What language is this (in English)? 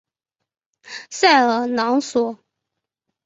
Chinese